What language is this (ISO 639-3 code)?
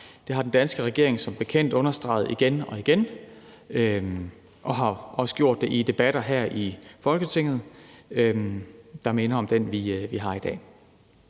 dan